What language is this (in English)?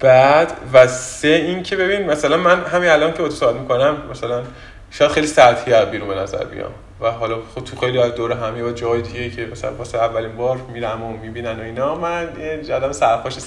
Persian